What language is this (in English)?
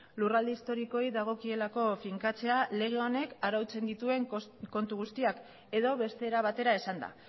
Basque